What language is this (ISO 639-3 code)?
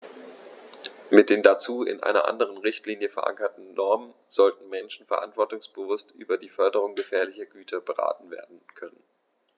deu